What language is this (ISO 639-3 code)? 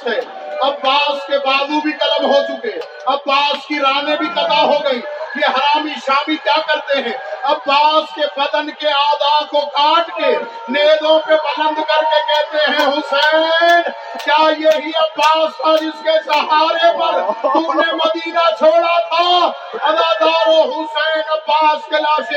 urd